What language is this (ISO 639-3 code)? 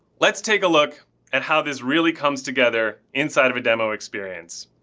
eng